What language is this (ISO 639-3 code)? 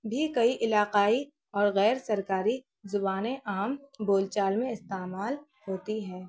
urd